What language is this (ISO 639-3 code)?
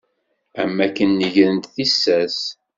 kab